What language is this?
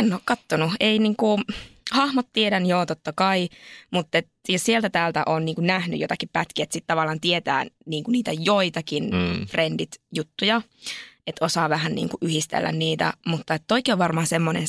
Finnish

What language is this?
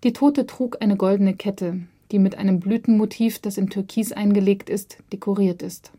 German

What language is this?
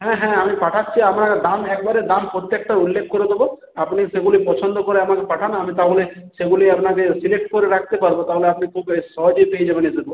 Bangla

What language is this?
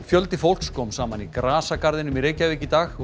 Icelandic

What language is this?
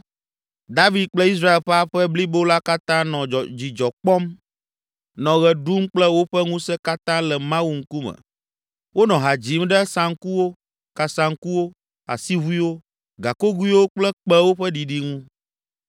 Ewe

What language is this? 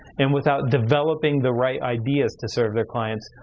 English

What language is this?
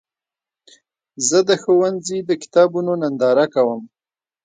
Pashto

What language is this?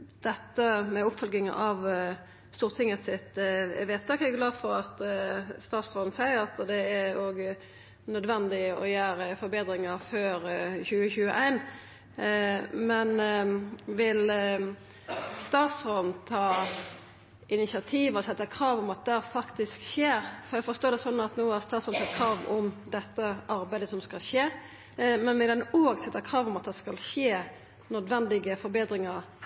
Norwegian Nynorsk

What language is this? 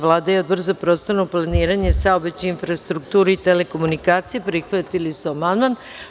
Serbian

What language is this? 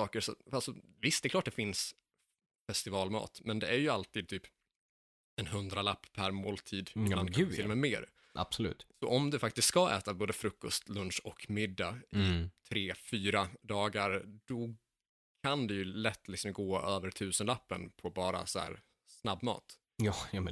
Swedish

